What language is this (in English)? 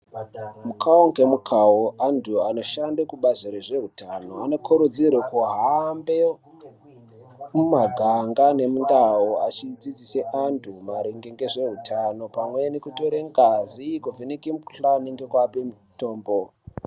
Ndau